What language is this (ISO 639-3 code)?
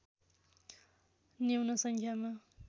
nep